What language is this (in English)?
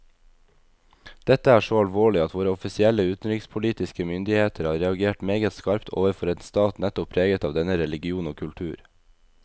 Norwegian